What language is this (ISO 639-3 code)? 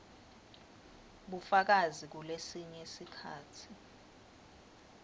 ssw